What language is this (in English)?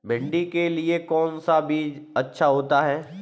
Hindi